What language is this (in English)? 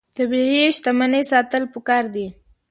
Pashto